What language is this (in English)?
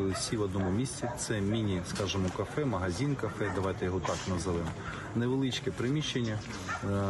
Ukrainian